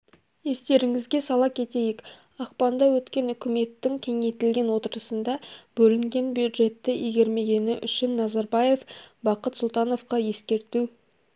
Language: Kazakh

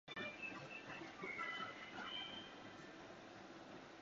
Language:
Japanese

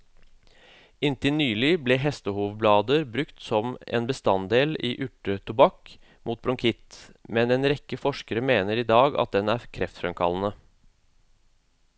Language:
Norwegian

